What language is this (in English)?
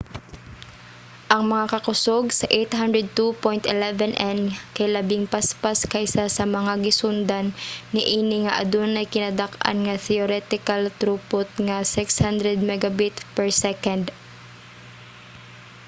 Cebuano